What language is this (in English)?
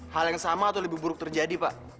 Indonesian